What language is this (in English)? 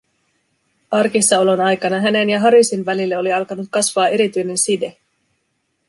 Finnish